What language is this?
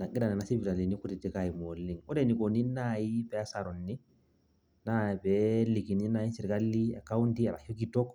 Masai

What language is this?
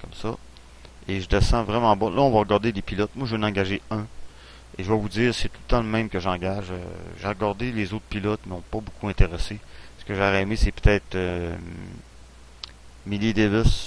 French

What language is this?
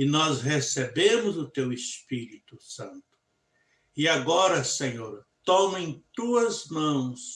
Portuguese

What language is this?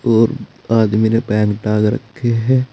Hindi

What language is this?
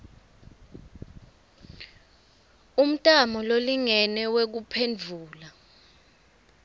Swati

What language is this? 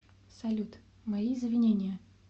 Russian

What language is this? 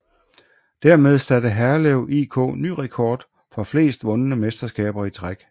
Danish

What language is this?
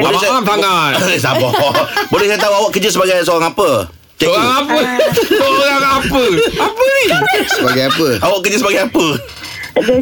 Malay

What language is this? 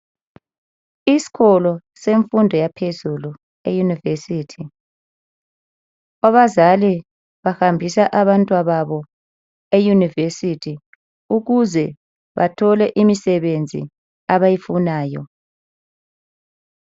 North Ndebele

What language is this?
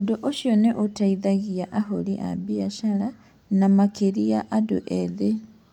Kikuyu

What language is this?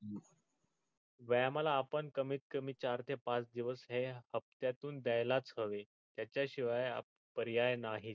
Marathi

